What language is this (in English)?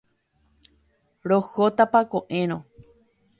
Guarani